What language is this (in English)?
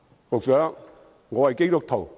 Cantonese